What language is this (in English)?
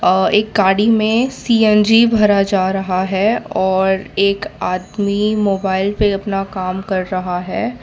Hindi